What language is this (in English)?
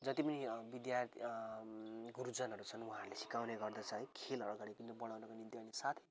Nepali